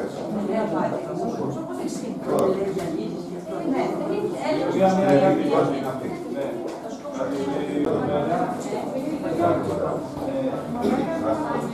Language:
Greek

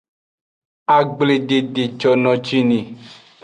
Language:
Aja (Benin)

